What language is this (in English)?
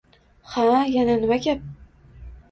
Uzbek